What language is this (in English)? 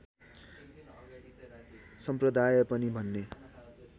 Nepali